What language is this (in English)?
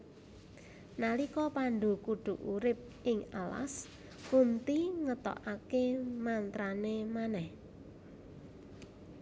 Javanese